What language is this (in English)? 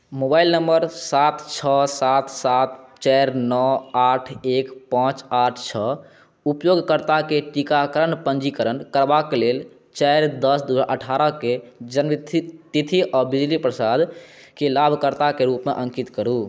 Maithili